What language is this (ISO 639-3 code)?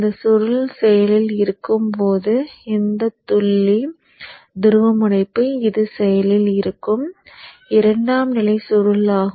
tam